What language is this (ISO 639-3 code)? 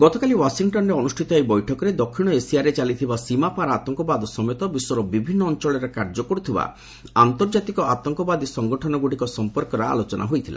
ori